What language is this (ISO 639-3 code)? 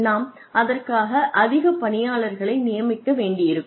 tam